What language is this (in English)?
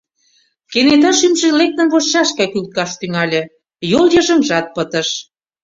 Mari